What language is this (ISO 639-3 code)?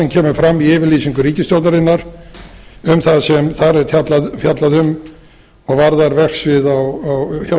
isl